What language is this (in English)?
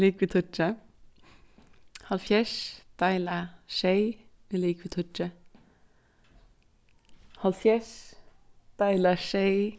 Faroese